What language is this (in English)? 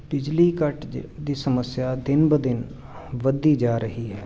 Punjabi